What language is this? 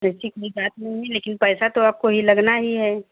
Hindi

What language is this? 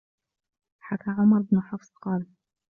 Arabic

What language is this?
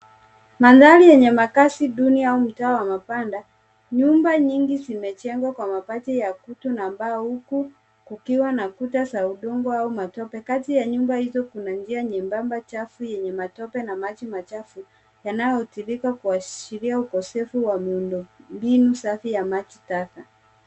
Swahili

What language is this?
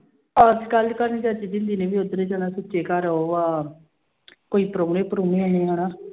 Punjabi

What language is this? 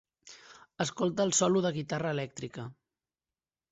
Catalan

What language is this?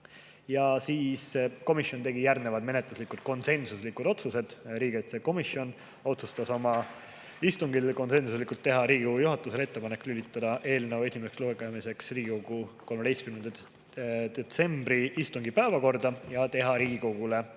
Estonian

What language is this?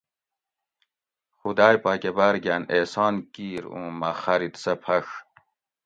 Gawri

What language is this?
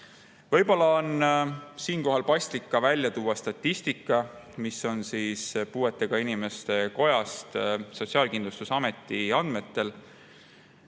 Estonian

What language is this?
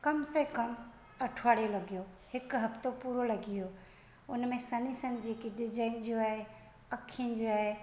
Sindhi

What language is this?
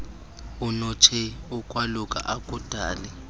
Xhosa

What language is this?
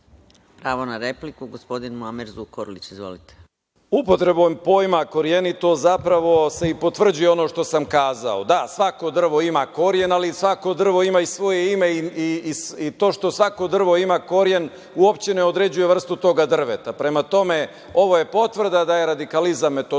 Serbian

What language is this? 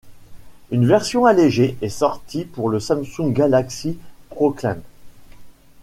French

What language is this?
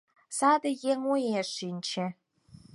Mari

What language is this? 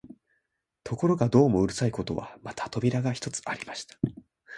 Japanese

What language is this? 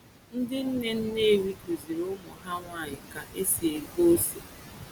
Igbo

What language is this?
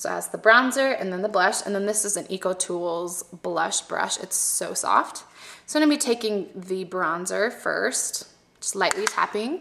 English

